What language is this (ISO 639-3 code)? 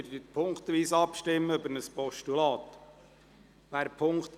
gsw